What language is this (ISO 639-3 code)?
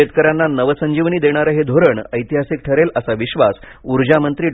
mar